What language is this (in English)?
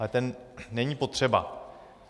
Czech